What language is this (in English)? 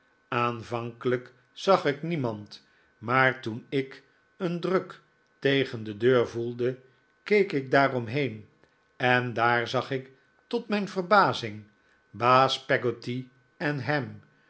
Dutch